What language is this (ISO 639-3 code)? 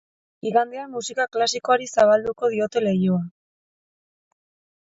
eus